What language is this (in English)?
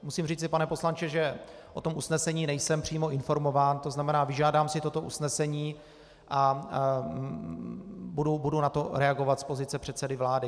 Czech